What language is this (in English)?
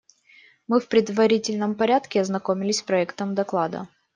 Russian